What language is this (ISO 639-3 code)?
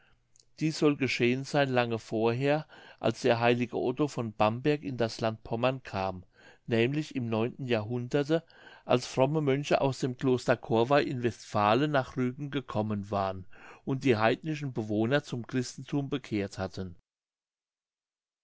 deu